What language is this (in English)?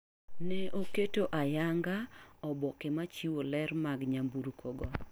Luo (Kenya and Tanzania)